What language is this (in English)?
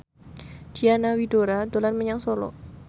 Javanese